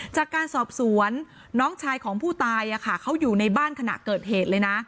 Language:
Thai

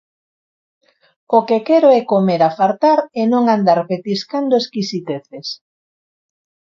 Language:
Galician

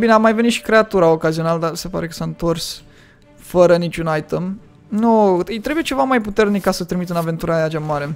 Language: Romanian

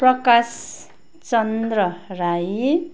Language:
Nepali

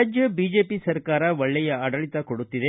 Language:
Kannada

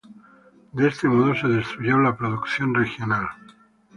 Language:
Spanish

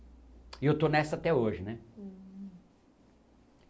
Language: Portuguese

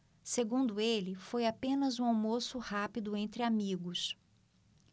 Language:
Portuguese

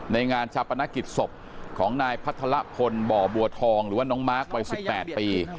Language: Thai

